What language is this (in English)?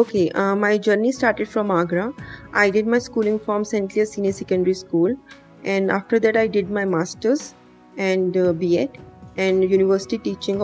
Hindi